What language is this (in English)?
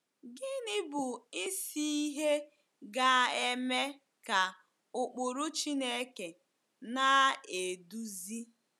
Igbo